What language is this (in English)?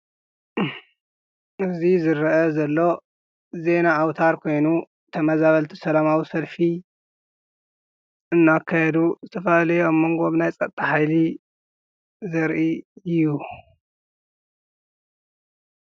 Tigrinya